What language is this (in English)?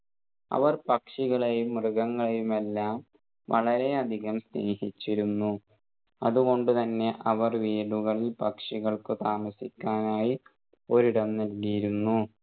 Malayalam